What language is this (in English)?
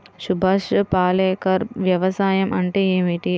Telugu